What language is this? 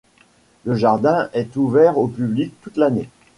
French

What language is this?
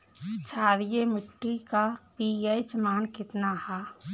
Bhojpuri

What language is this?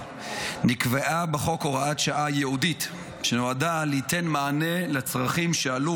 Hebrew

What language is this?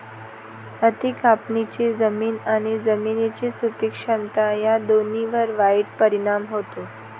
Marathi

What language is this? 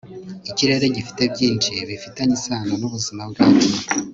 Kinyarwanda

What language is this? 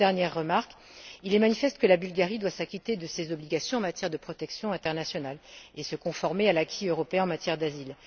French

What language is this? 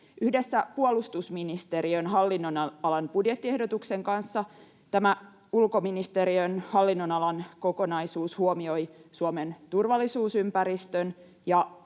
Finnish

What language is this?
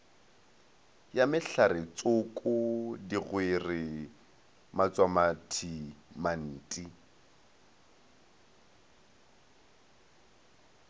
Northern Sotho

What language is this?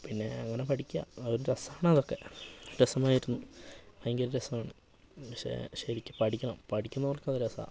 Malayalam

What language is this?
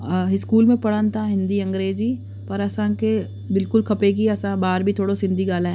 Sindhi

